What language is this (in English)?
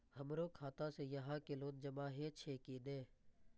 Maithili